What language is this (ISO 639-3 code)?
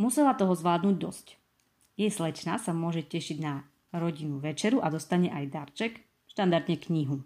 slk